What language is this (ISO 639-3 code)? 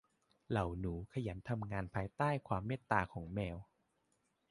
tha